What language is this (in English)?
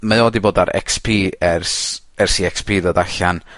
Welsh